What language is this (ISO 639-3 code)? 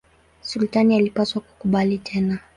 swa